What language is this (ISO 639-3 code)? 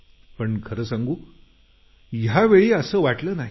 mar